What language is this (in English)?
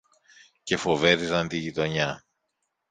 Greek